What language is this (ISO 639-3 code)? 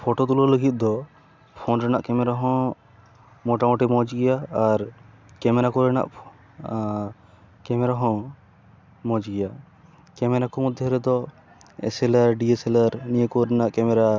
sat